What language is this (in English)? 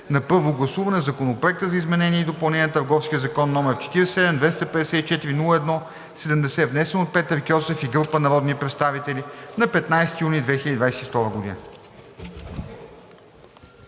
Bulgarian